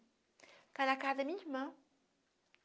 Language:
Portuguese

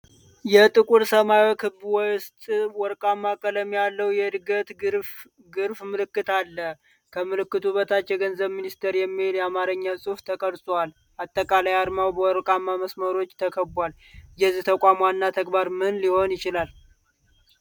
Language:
Amharic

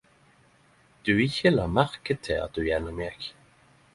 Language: Norwegian Nynorsk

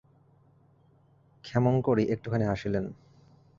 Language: Bangla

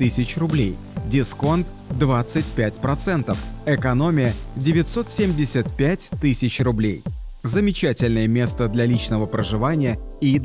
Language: Russian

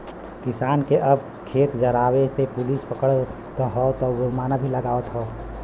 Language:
Bhojpuri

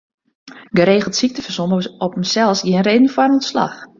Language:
Western Frisian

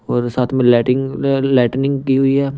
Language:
Hindi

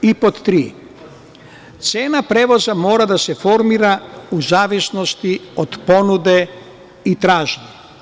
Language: Serbian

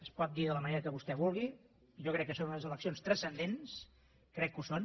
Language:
Catalan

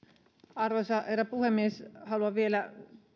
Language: Finnish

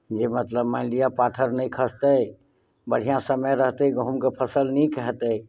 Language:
Maithili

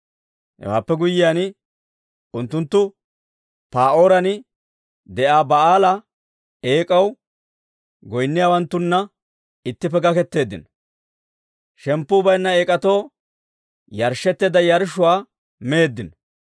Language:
Dawro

